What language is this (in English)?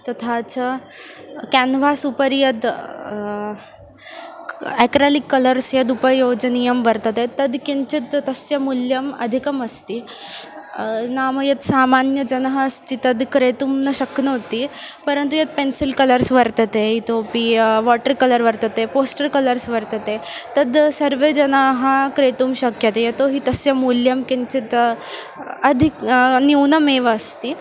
Sanskrit